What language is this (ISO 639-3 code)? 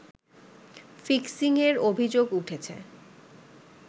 ben